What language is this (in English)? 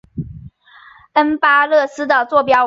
Chinese